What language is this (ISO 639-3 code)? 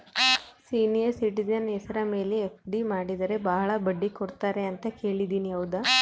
kan